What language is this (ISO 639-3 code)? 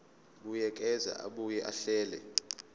zul